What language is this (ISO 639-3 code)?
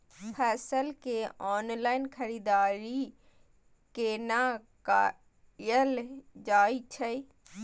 mai